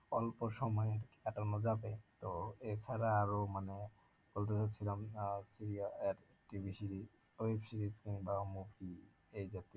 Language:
Bangla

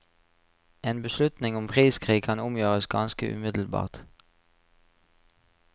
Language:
Norwegian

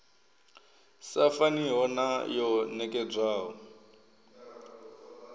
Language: Venda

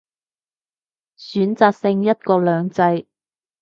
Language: Cantonese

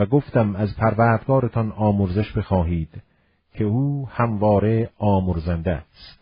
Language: Persian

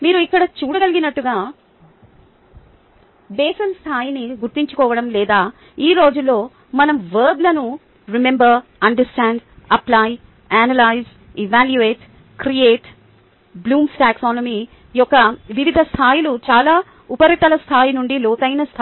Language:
Telugu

